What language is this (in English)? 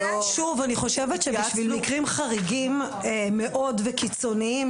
Hebrew